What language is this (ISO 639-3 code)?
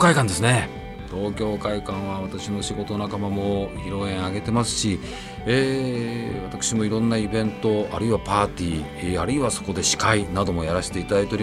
jpn